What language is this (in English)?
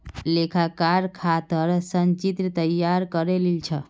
Magahi